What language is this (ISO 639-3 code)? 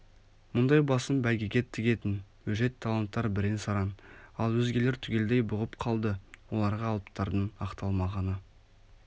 kaz